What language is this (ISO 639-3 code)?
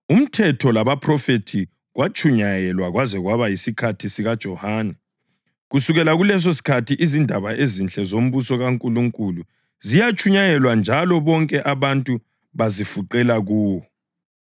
nde